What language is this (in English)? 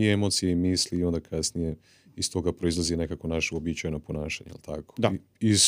Croatian